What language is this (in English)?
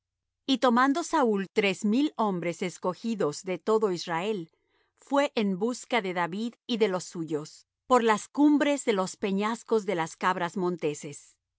Spanish